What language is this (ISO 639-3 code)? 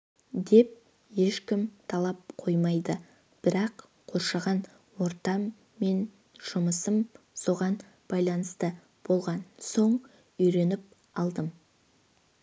kaz